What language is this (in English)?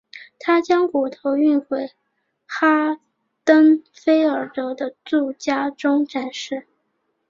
Chinese